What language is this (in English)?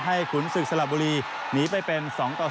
Thai